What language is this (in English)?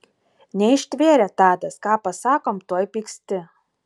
Lithuanian